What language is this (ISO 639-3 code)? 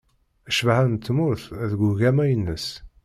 kab